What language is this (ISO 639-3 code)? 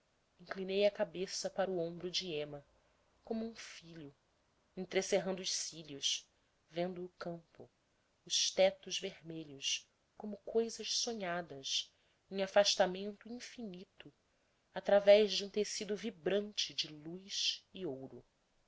por